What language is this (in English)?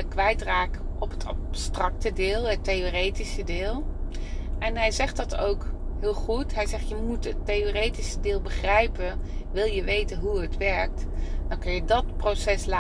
Dutch